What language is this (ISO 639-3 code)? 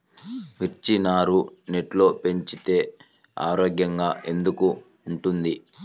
tel